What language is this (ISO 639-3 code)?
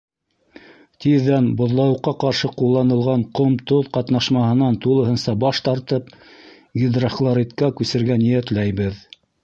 bak